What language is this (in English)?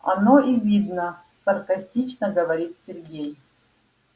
Russian